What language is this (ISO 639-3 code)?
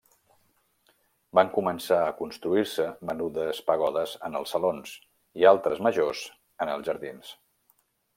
cat